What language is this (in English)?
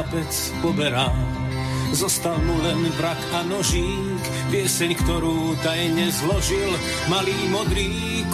Slovak